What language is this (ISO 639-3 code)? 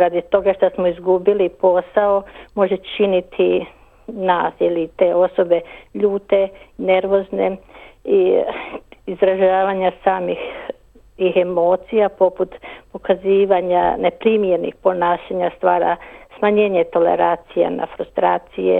hrv